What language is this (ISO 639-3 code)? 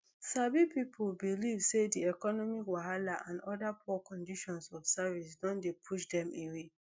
pcm